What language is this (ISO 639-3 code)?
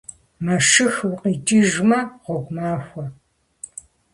kbd